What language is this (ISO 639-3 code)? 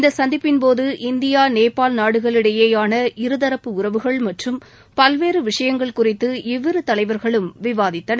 tam